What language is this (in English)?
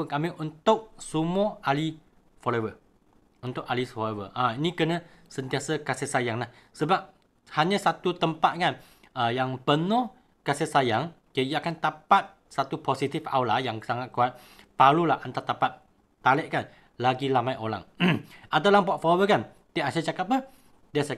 Malay